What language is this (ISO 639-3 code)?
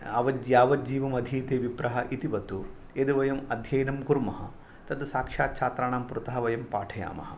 san